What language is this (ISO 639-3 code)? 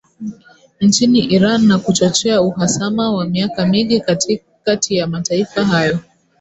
swa